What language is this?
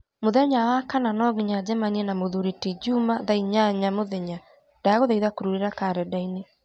Kikuyu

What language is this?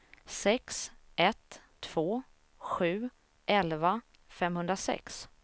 Swedish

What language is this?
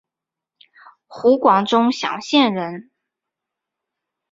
Chinese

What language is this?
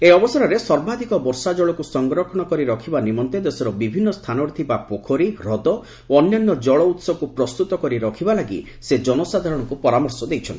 Odia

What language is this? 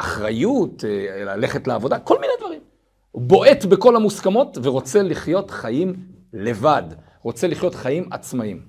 Hebrew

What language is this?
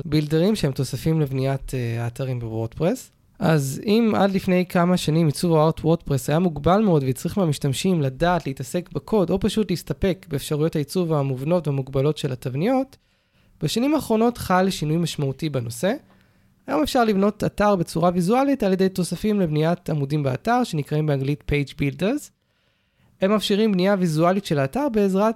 Hebrew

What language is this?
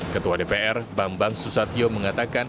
Indonesian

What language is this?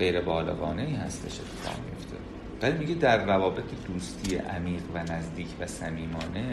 Persian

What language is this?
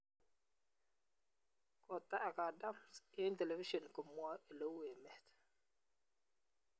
Kalenjin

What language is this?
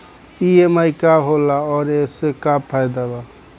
Bhojpuri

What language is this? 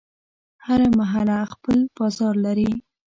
Pashto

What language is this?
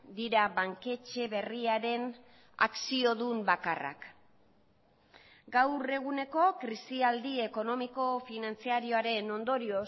Basque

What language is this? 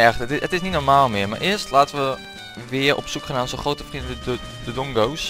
Dutch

